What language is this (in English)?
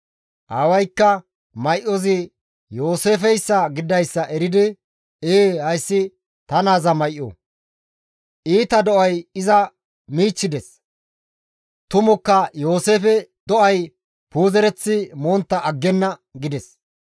Gamo